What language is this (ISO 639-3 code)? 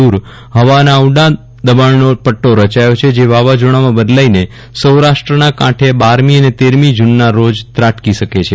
guj